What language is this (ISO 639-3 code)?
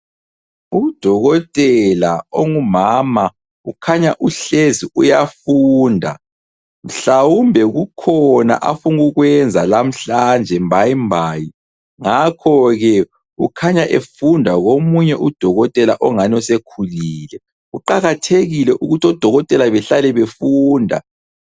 nde